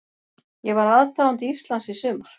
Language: Icelandic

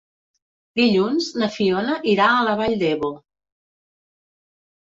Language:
Catalan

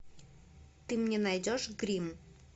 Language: Russian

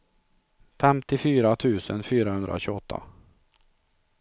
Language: Swedish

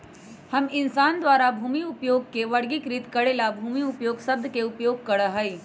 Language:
Magahi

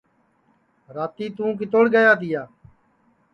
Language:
Sansi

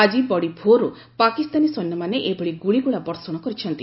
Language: Odia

